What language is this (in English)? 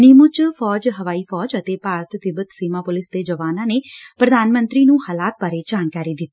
Punjabi